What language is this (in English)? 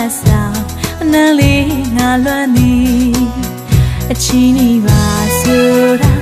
Vietnamese